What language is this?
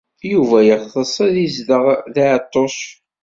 Kabyle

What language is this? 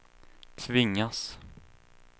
Swedish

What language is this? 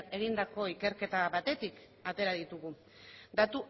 Basque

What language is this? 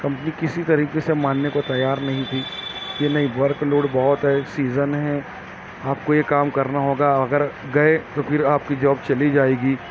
Urdu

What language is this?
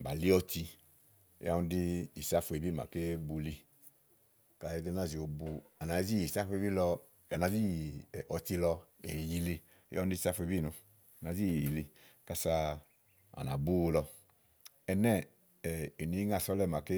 Igo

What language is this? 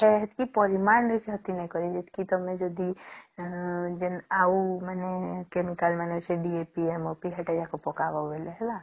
Odia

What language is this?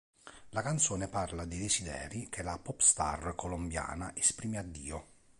Italian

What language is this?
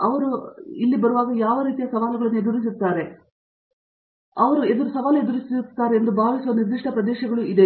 Kannada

